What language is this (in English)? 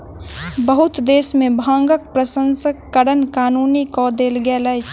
Maithili